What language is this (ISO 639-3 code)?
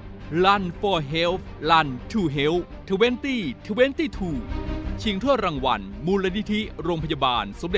tha